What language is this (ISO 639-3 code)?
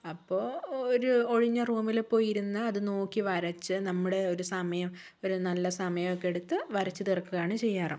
mal